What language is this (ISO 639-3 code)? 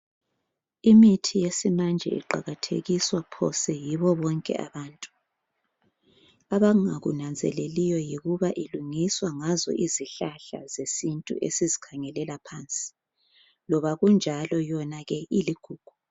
nde